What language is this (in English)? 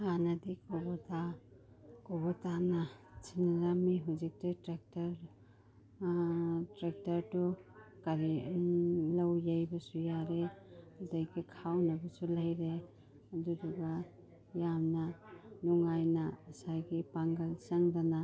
Manipuri